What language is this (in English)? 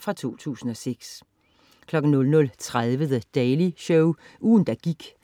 Danish